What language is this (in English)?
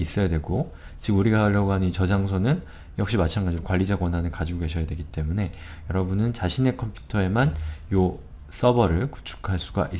Korean